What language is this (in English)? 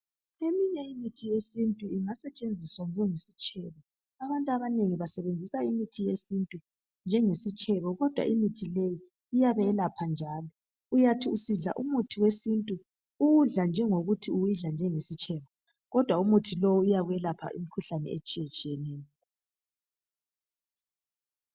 North Ndebele